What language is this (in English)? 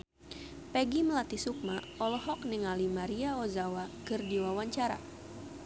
Sundanese